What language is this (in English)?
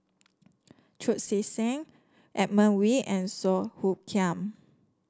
English